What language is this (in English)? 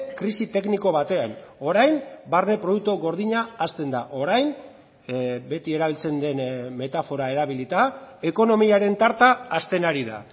Basque